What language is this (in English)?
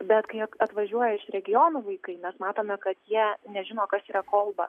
Lithuanian